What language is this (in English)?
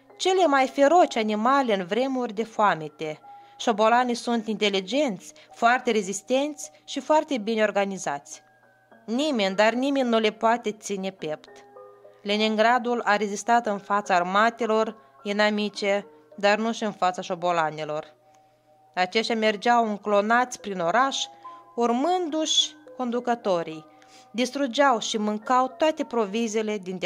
Romanian